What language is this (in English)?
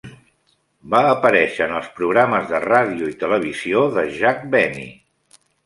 Catalan